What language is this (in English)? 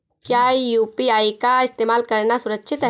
Hindi